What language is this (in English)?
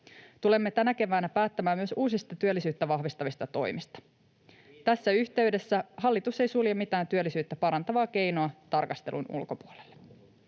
Finnish